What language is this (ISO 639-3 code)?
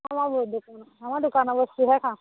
asm